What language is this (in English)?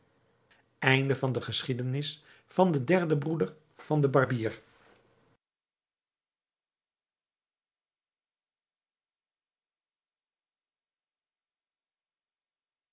Dutch